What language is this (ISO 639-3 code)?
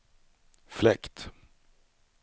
swe